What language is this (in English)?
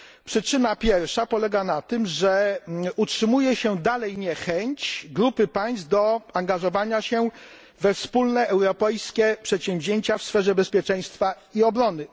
Polish